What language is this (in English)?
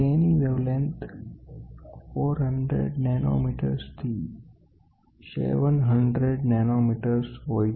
Gujarati